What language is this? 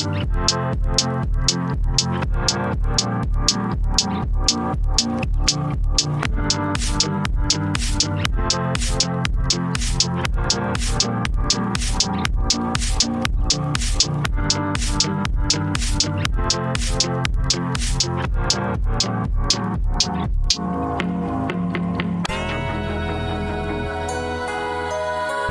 English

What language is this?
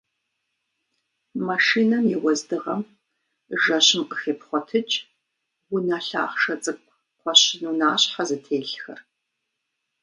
Kabardian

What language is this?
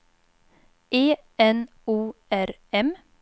Swedish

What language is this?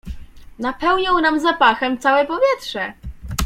Polish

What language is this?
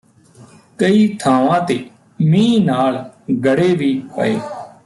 Punjabi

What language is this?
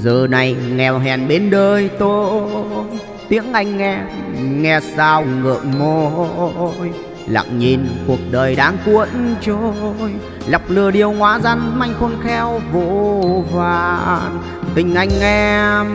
Vietnamese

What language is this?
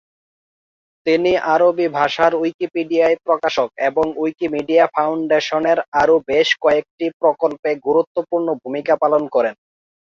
Bangla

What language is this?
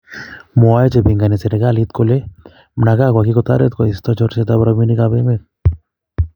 Kalenjin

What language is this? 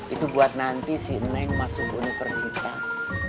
Indonesian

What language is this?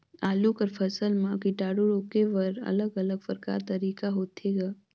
Chhattisgarhi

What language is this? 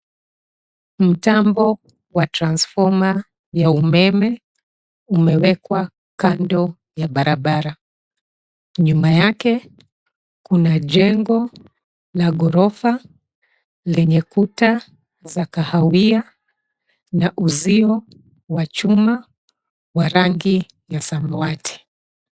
Swahili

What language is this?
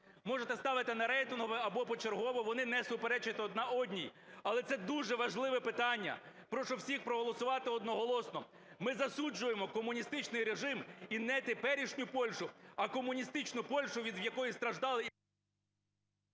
Ukrainian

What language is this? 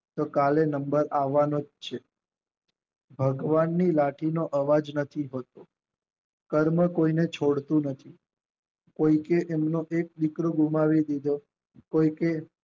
Gujarati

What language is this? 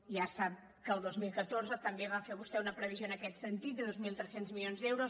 Catalan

